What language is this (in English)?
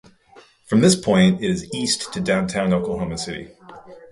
English